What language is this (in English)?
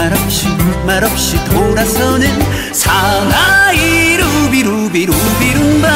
Korean